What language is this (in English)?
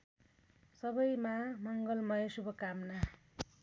Nepali